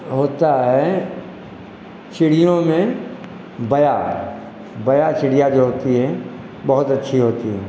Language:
Hindi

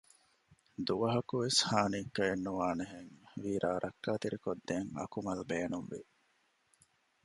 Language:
Divehi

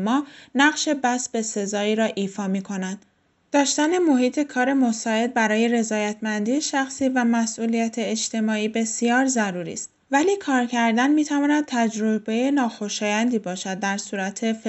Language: Persian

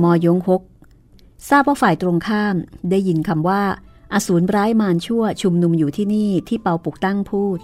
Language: Thai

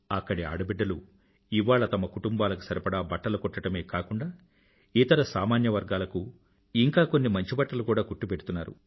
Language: Telugu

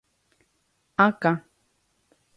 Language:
Guarani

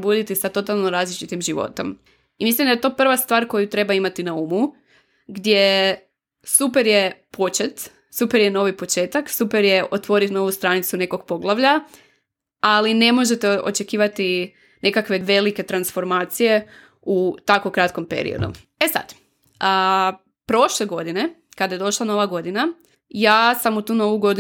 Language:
Croatian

